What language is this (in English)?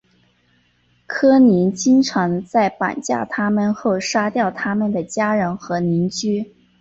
Chinese